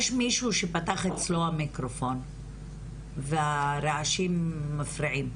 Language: Hebrew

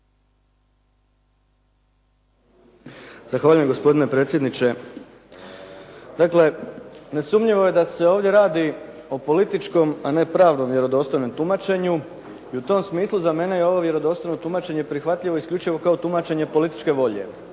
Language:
Croatian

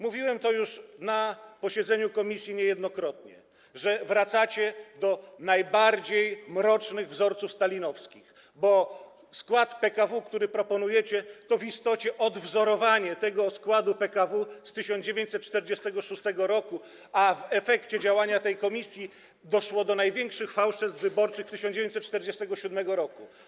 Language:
Polish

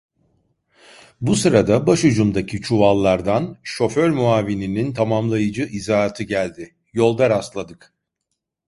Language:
Turkish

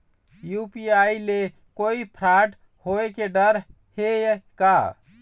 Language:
Chhattisgarhi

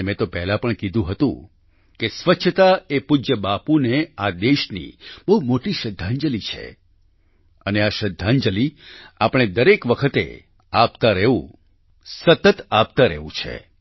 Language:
Gujarati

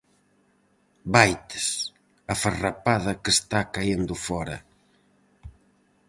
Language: Galician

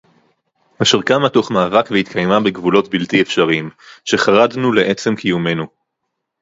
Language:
Hebrew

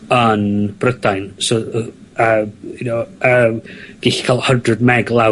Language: Welsh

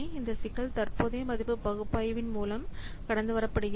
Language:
Tamil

